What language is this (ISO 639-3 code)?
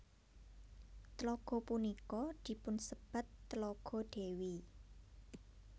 jav